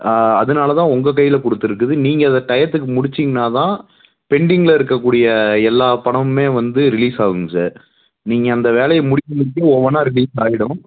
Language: Tamil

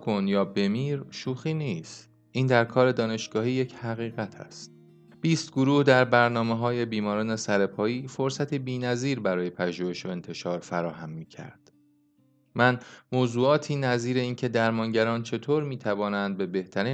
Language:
Persian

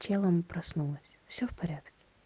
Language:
Russian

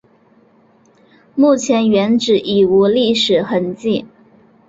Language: Chinese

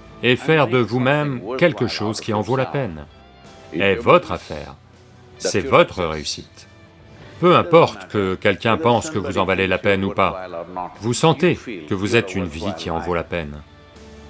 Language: French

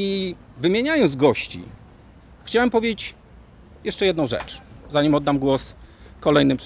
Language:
Polish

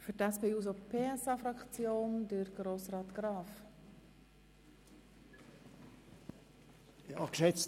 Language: Swiss German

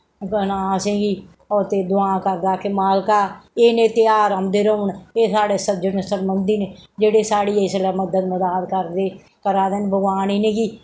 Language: Dogri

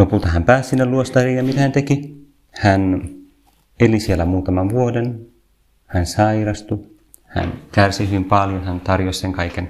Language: Finnish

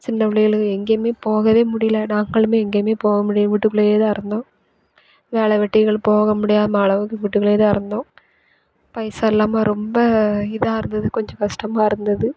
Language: Tamil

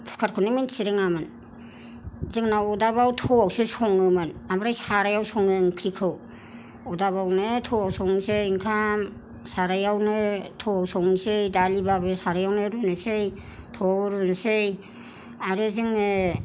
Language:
Bodo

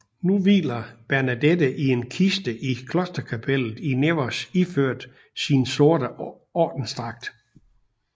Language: Danish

